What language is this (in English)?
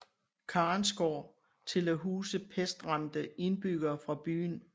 Danish